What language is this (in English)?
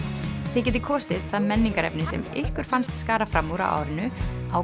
Icelandic